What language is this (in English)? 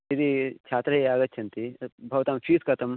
Sanskrit